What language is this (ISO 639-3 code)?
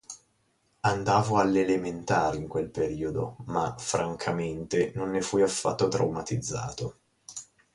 ita